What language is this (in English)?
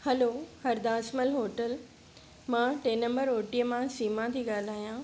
Sindhi